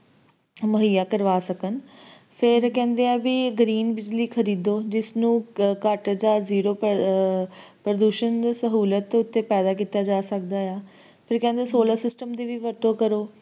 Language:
Punjabi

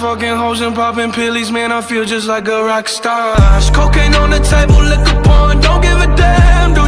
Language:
Polish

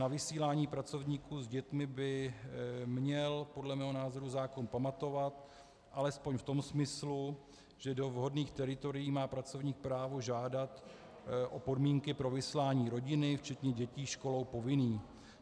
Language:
Czech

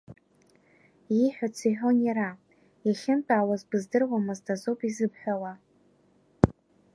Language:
Abkhazian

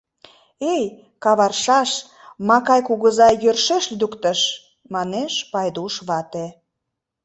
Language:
Mari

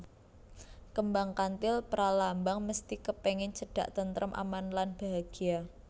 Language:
Javanese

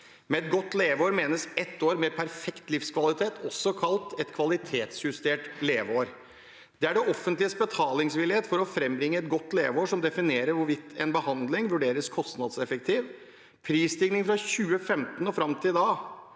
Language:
Norwegian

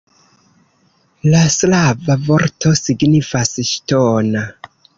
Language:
Esperanto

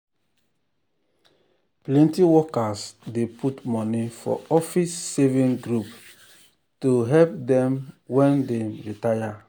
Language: Nigerian Pidgin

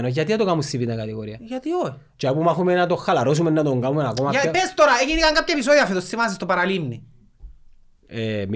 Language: Greek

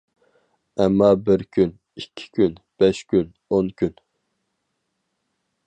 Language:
Uyghur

